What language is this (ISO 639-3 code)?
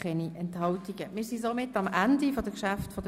gsw